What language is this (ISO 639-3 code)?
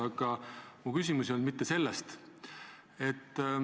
est